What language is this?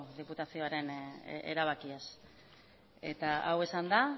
Basque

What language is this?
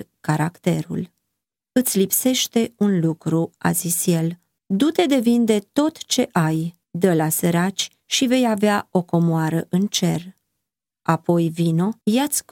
Romanian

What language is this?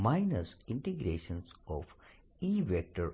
Gujarati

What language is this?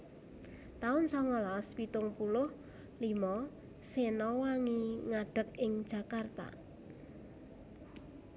Javanese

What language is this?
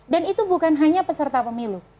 Indonesian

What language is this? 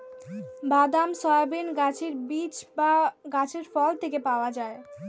Bangla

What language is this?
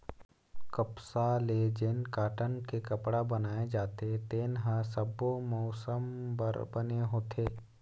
Chhattisgarhi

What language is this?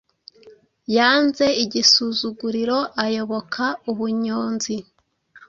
Kinyarwanda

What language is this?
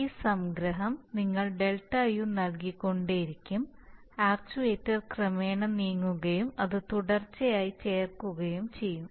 Malayalam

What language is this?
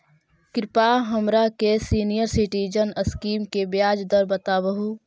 Magahi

